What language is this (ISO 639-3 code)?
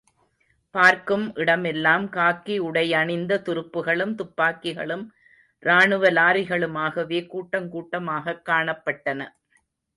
tam